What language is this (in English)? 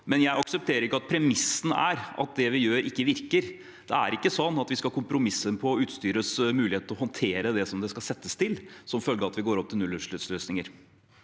Norwegian